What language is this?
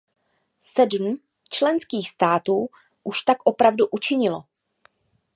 Czech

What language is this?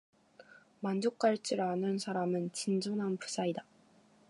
Korean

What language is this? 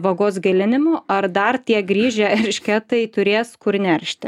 Lithuanian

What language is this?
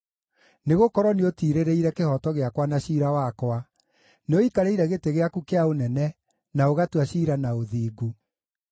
Kikuyu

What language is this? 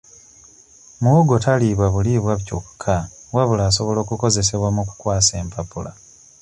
Ganda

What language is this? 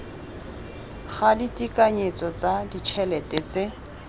Tswana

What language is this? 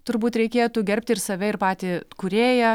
Lithuanian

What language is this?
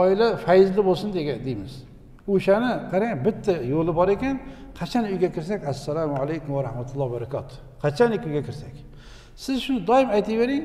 Turkish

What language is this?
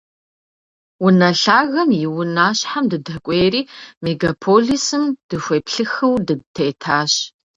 Kabardian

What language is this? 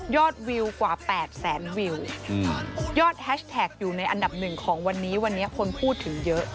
Thai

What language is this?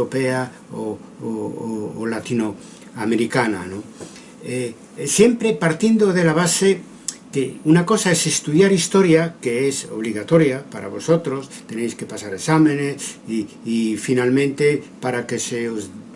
Spanish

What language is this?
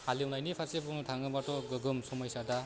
Bodo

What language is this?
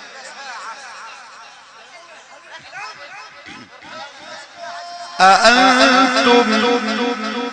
Arabic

